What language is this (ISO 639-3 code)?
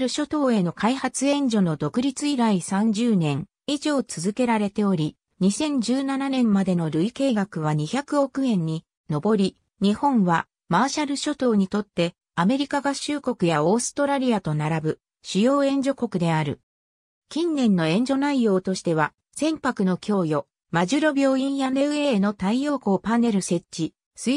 jpn